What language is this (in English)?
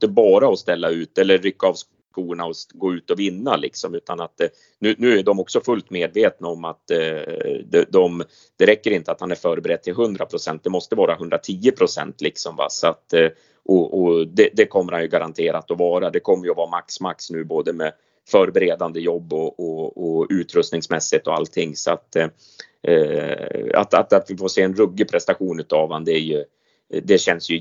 Swedish